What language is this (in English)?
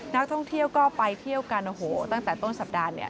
Thai